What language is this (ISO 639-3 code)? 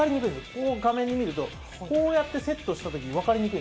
jpn